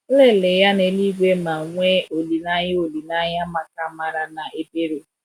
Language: Igbo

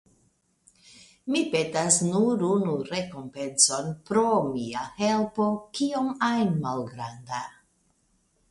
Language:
Esperanto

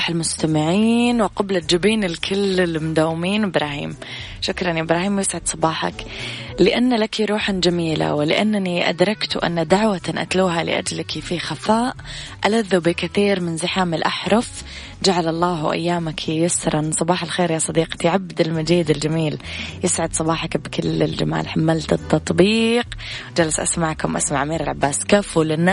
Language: Arabic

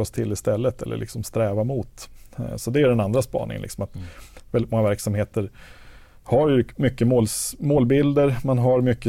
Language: Swedish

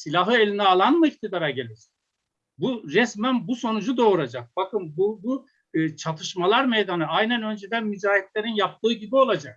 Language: Turkish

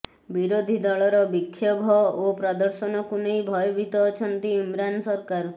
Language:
Odia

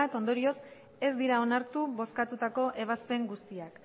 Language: Basque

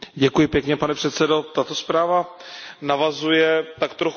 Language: Czech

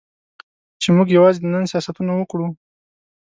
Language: Pashto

